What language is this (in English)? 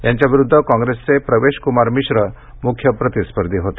Marathi